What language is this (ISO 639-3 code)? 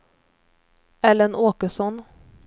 swe